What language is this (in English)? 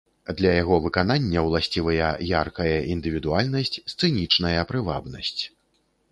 Belarusian